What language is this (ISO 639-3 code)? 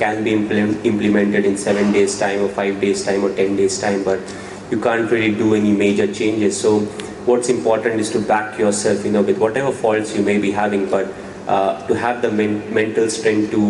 eng